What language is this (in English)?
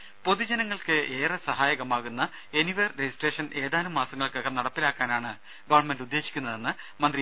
Malayalam